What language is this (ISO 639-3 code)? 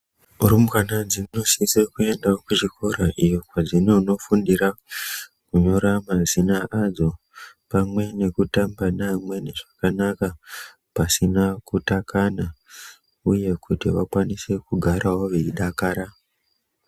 ndc